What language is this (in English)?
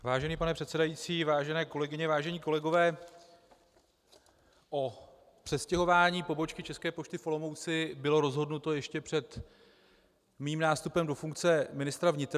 Czech